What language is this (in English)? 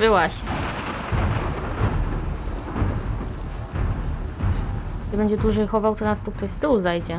Polish